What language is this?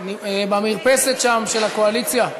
Hebrew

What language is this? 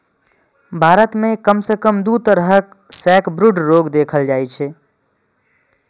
Maithili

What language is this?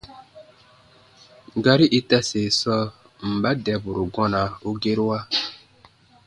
Baatonum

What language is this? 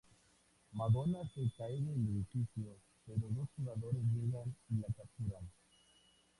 Spanish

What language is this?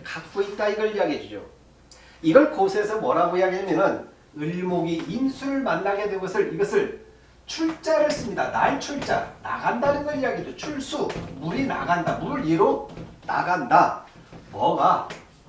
Korean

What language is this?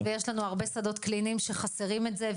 Hebrew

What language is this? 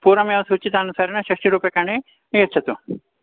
Sanskrit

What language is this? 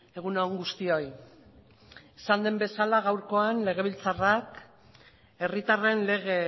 Basque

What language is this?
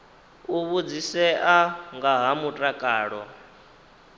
Venda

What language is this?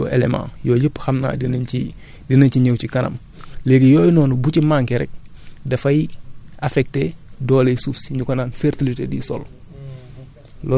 Wolof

